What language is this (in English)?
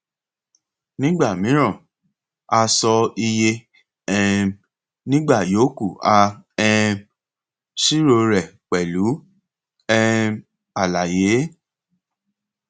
Yoruba